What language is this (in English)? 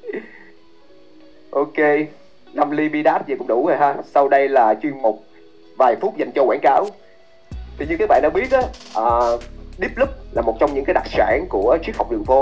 Vietnamese